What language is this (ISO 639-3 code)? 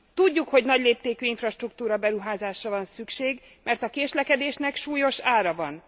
hun